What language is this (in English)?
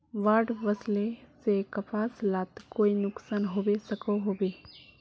Magahi